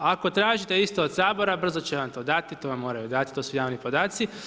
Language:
Croatian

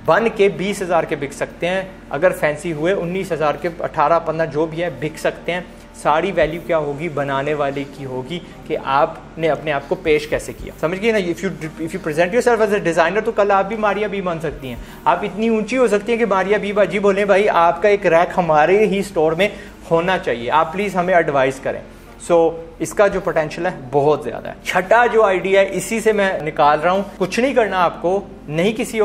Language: Hindi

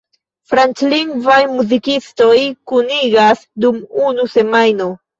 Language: Esperanto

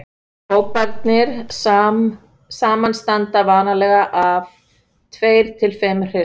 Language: Icelandic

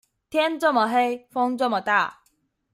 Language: Chinese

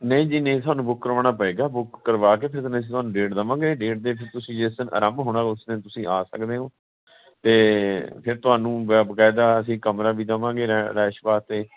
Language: Punjabi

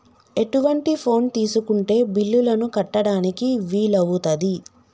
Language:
Telugu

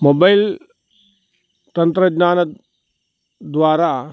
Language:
Sanskrit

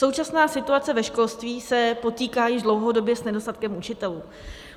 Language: Czech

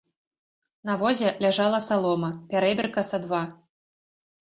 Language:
Belarusian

